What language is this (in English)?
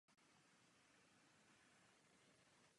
Czech